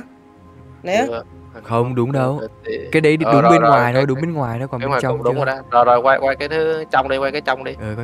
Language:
Vietnamese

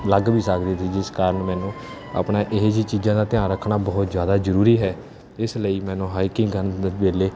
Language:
Punjabi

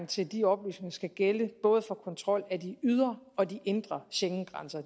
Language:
Danish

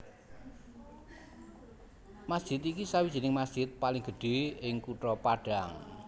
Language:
Javanese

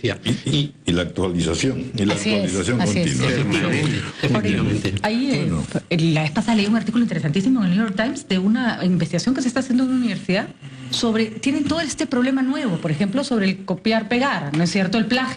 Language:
Spanish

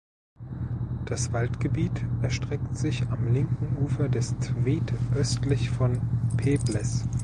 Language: German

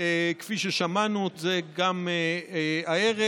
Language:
Hebrew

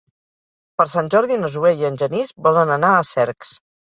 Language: Catalan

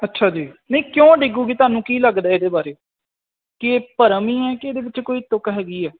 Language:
Punjabi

